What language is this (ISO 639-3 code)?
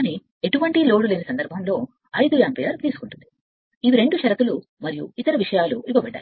tel